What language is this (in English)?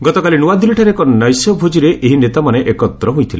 Odia